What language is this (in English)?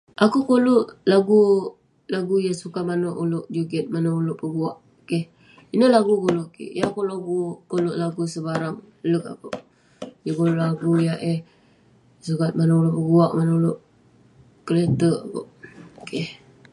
Western Penan